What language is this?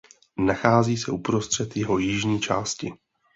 Czech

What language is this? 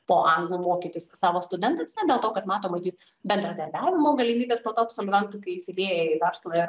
Lithuanian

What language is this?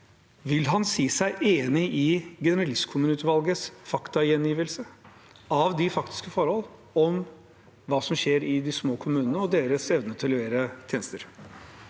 Norwegian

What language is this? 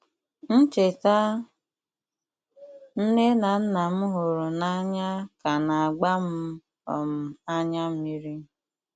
Igbo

